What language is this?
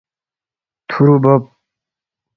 Balti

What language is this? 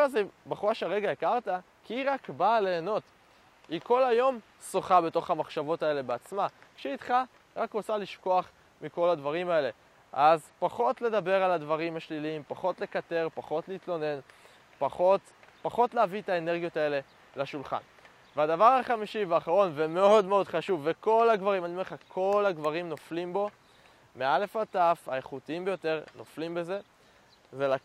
Hebrew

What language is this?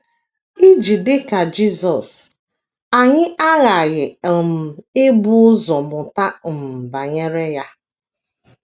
Igbo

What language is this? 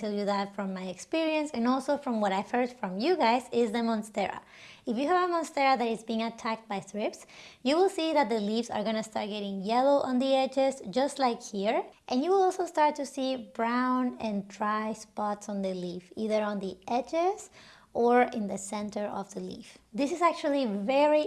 English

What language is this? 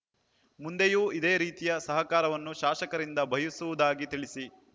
Kannada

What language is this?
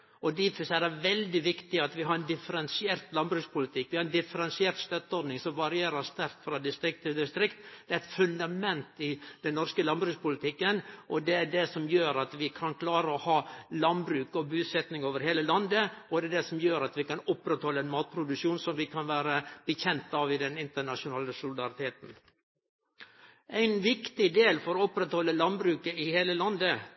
Norwegian Nynorsk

